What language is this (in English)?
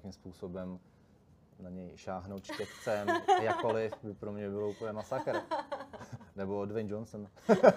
Czech